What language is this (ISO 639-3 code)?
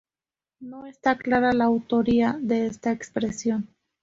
spa